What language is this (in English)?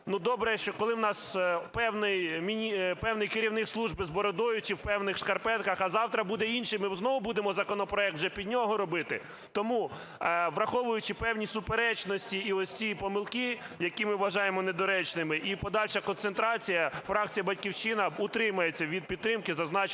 Ukrainian